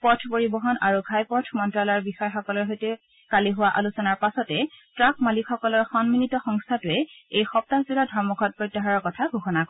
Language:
Assamese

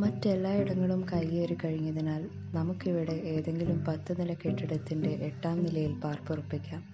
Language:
Malayalam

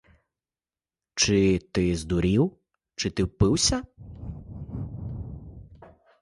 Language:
Ukrainian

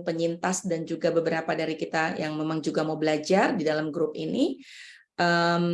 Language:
Indonesian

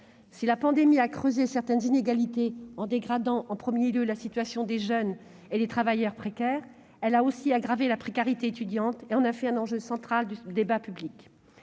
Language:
French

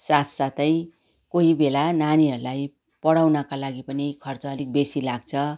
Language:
Nepali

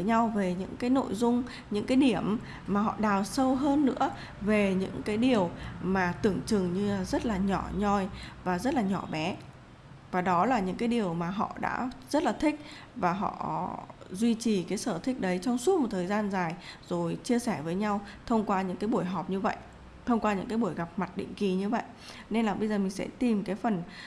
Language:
Vietnamese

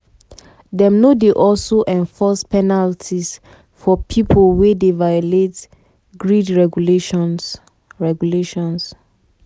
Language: Nigerian Pidgin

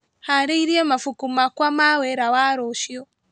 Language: Kikuyu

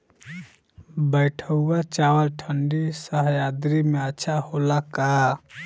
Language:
Bhojpuri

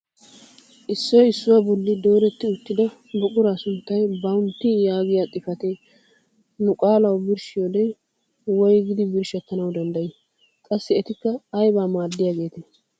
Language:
Wolaytta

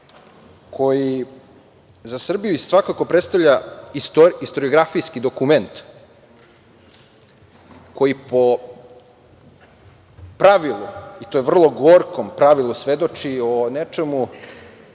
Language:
Serbian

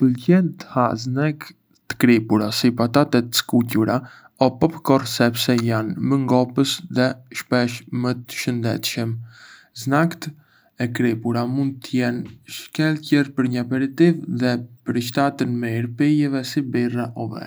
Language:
Arbëreshë Albanian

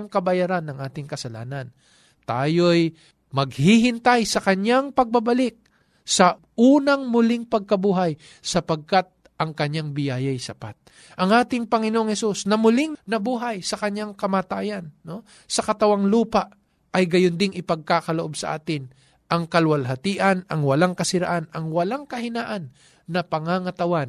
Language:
Filipino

